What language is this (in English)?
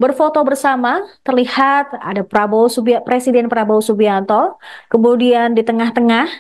Indonesian